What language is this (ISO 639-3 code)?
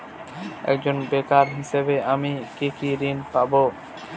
ben